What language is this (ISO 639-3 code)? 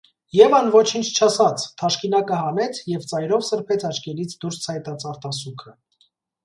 hye